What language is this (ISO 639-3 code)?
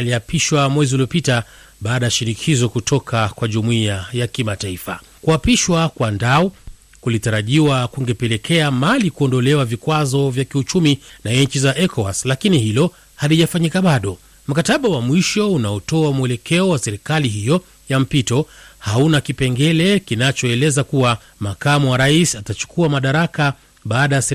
swa